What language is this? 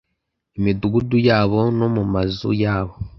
Kinyarwanda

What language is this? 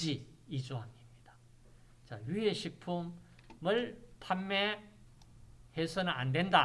Korean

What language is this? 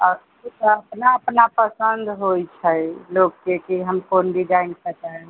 Maithili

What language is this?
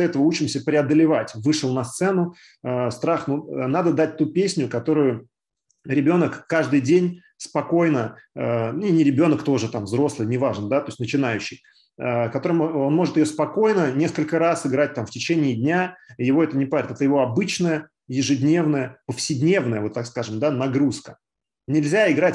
Russian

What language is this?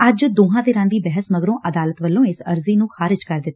Punjabi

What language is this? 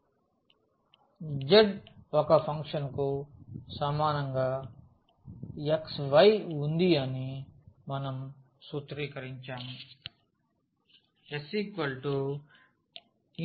Telugu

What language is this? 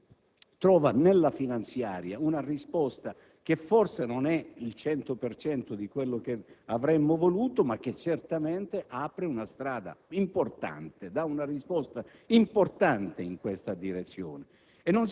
Italian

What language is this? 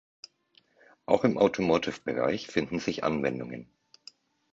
German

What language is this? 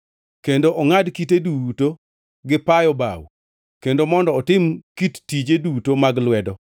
Luo (Kenya and Tanzania)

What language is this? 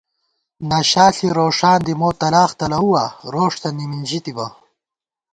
Gawar-Bati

